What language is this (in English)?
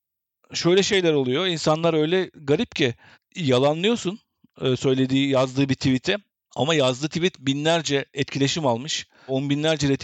Turkish